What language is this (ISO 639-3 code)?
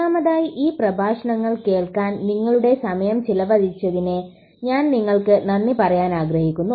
mal